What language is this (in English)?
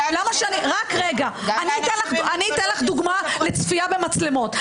Hebrew